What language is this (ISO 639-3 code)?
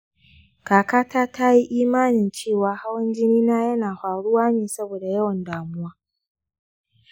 hau